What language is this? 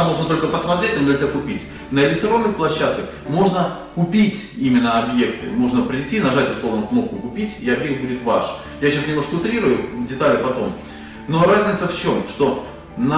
Russian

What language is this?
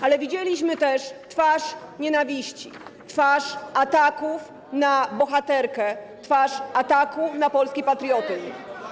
Polish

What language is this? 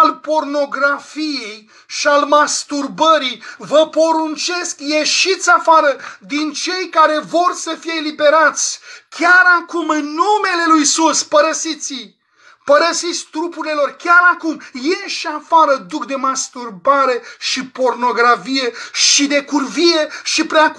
Romanian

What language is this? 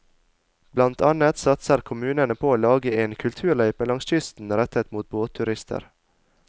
Norwegian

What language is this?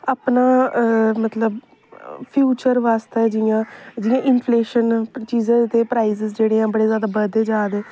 Dogri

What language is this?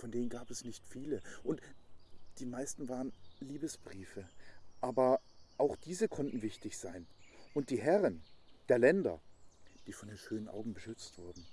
German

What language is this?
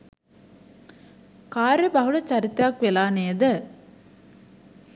Sinhala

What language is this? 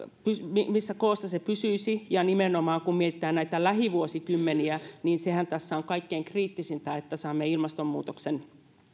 Finnish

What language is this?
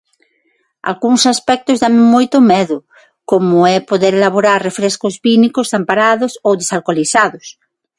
Galician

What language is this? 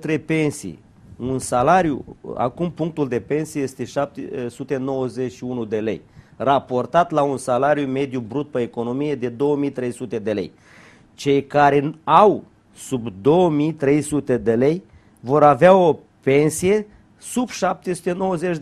Romanian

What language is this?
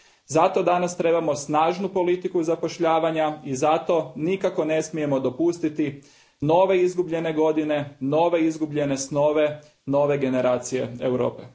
Croatian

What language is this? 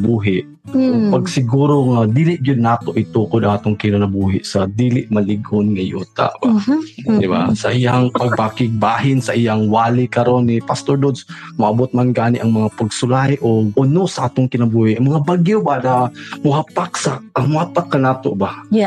Filipino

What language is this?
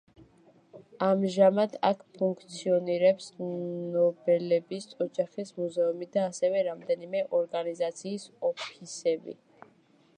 Georgian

